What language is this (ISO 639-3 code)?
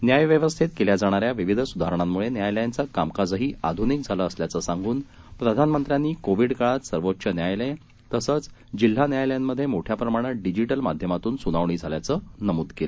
mar